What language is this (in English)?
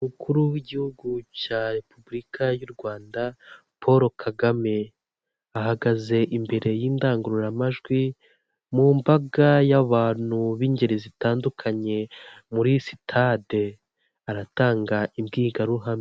Kinyarwanda